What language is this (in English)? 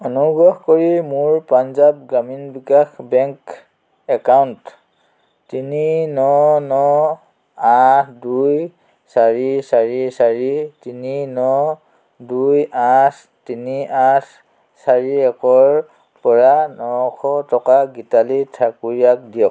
Assamese